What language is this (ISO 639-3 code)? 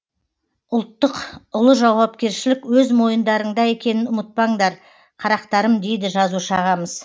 kaz